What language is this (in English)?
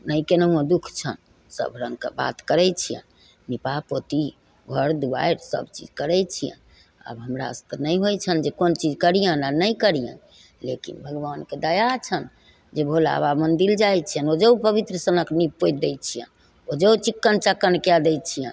Maithili